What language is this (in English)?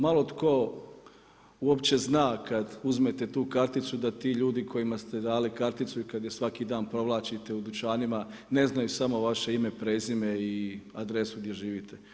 Croatian